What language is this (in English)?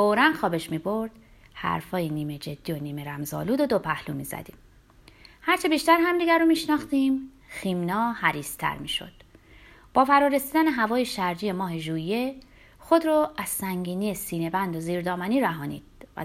Persian